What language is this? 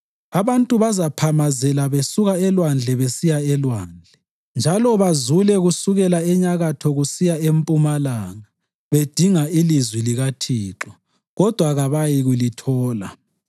North Ndebele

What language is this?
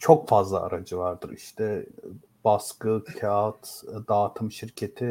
Turkish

